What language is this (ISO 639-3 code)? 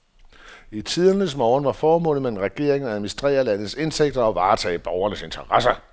dan